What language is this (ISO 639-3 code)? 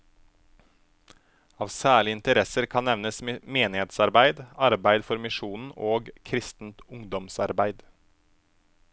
nor